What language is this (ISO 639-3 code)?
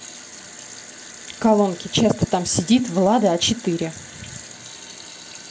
rus